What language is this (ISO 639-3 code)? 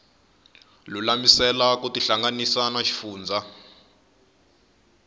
tso